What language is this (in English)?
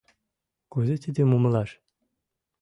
Mari